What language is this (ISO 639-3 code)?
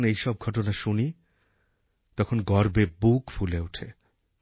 ben